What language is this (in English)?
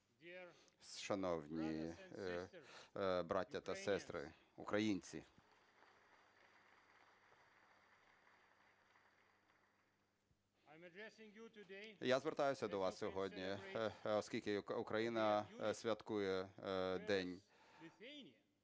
Ukrainian